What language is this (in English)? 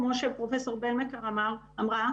Hebrew